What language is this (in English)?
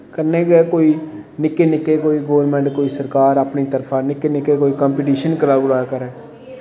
Dogri